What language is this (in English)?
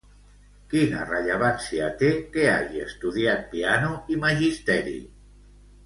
Catalan